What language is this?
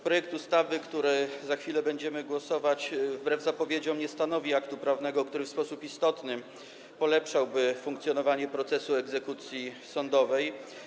Polish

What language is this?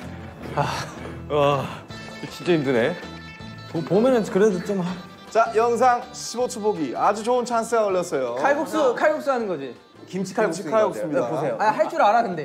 Korean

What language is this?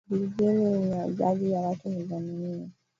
Swahili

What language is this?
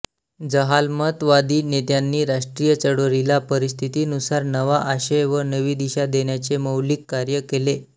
Marathi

